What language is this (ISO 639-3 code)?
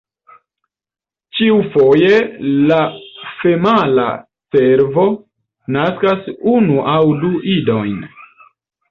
epo